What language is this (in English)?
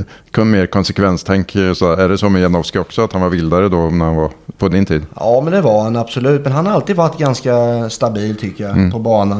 Swedish